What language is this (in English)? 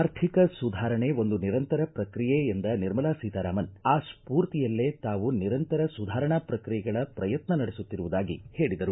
Kannada